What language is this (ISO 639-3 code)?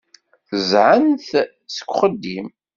kab